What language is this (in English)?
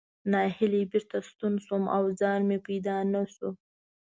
Pashto